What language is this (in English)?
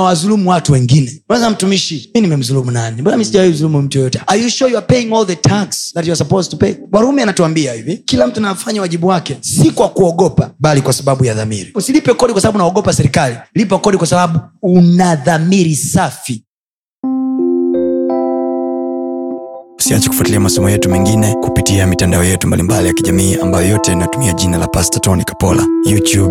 Swahili